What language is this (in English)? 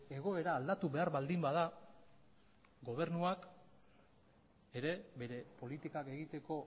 Basque